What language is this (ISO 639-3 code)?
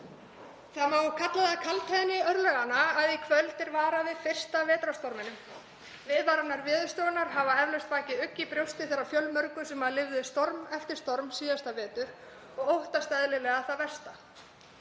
isl